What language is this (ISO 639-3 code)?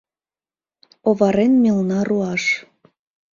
chm